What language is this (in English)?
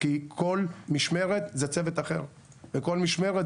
Hebrew